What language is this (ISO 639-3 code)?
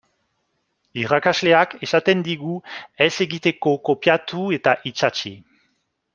eus